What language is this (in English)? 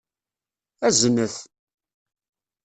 Kabyle